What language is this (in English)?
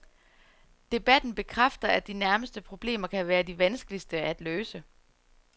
Danish